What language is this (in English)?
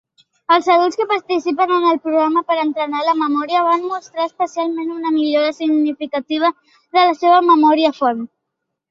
Catalan